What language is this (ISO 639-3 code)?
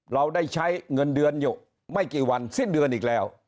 tha